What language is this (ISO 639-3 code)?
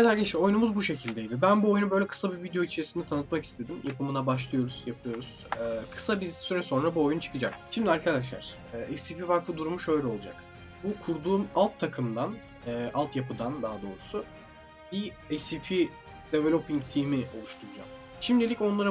tur